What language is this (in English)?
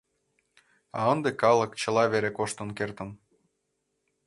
Mari